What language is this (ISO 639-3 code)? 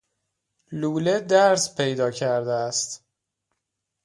fas